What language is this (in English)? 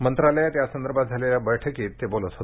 Marathi